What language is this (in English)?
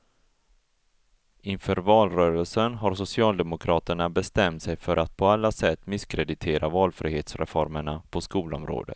Swedish